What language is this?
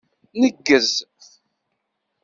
Kabyle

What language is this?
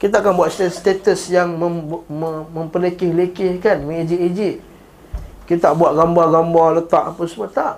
Malay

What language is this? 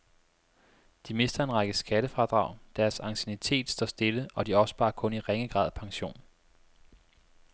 Danish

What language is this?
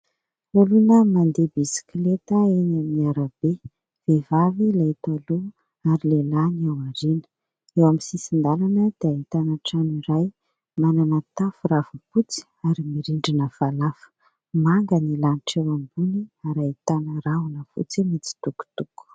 Malagasy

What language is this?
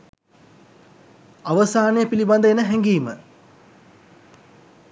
Sinhala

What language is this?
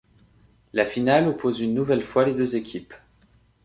French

